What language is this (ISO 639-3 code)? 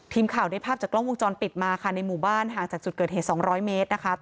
tha